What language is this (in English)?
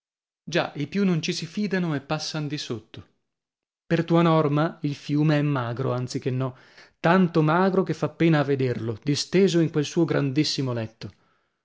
Italian